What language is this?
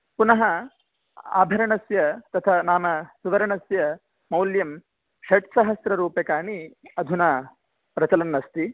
Sanskrit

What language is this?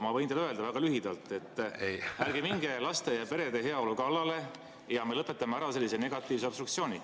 Estonian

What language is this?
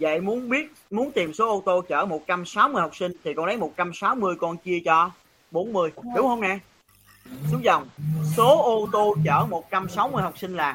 Vietnamese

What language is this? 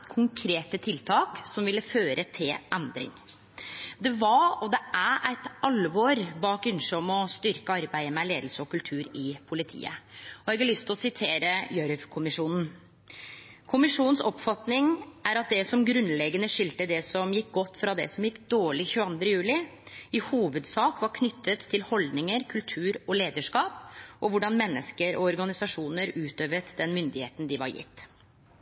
Norwegian Nynorsk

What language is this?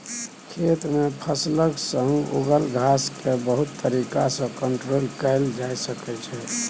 Maithili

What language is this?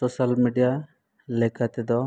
Santali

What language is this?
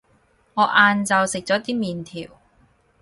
Cantonese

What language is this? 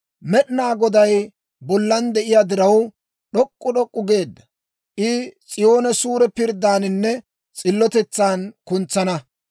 Dawro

